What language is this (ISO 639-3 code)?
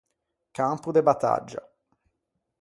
lij